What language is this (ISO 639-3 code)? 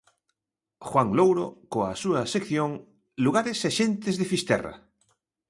glg